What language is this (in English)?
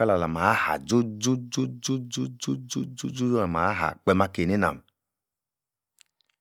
Yace